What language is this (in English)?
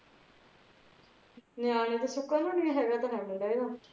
Punjabi